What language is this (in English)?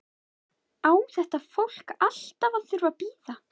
Icelandic